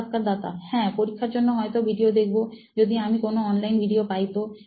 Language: Bangla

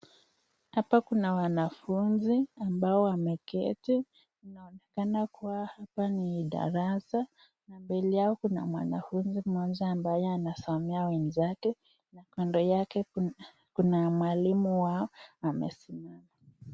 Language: Swahili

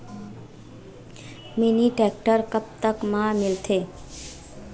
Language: Chhattisgarhi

